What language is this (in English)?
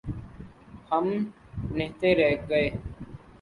Urdu